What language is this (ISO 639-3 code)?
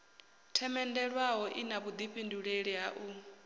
ven